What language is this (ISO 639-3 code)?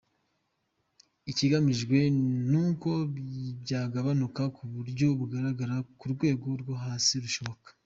kin